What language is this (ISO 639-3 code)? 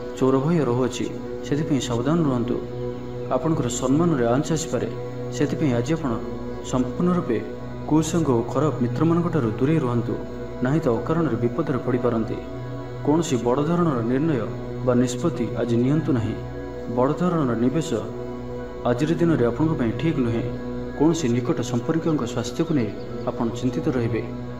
ron